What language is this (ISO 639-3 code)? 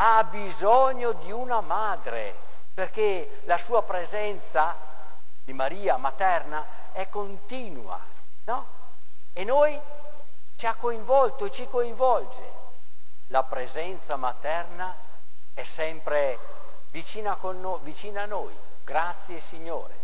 ita